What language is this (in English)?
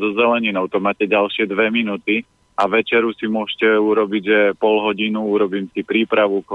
Slovak